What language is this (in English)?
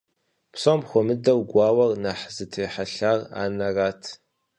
Kabardian